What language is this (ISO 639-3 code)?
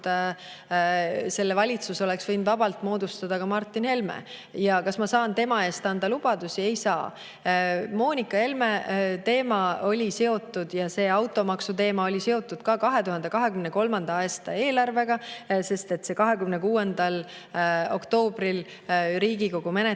est